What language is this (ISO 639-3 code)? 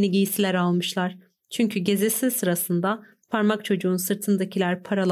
tur